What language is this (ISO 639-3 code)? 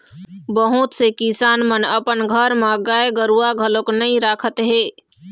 hne